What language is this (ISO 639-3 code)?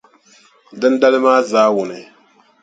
dag